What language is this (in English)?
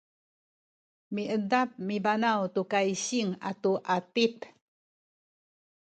Sakizaya